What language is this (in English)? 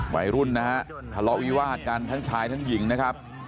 Thai